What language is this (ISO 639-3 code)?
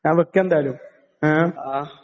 mal